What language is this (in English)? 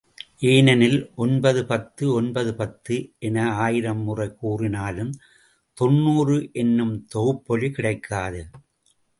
Tamil